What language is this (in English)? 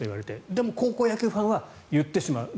Japanese